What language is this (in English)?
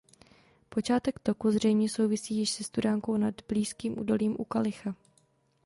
Czech